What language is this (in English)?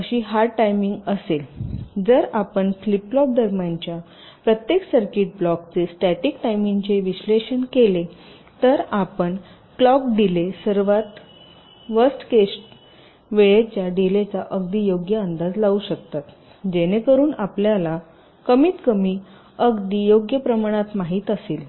Marathi